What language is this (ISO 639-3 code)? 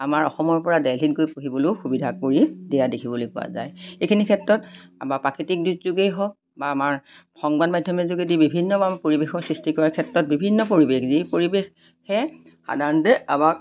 asm